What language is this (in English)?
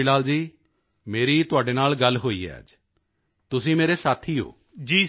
Punjabi